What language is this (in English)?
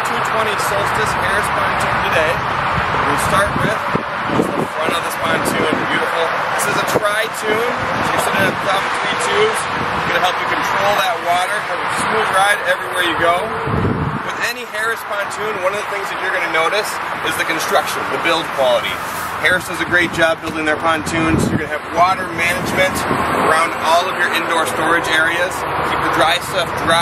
English